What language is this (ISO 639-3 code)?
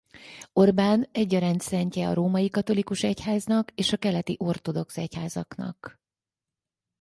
hun